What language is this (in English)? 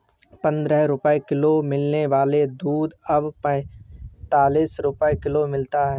Hindi